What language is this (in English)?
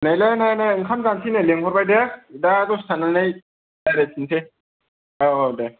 Bodo